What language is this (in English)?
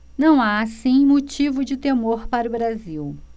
Portuguese